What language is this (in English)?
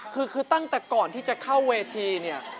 Thai